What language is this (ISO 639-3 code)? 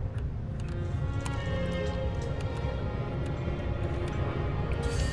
kor